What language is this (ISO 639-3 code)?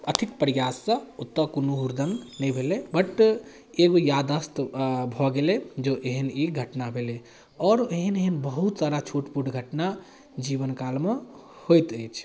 mai